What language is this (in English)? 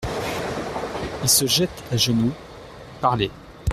French